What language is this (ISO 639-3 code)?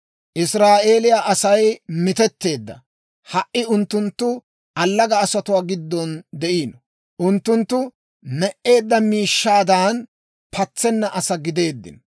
dwr